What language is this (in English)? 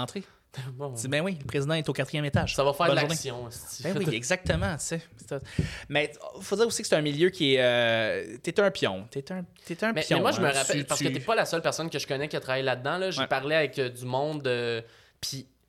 French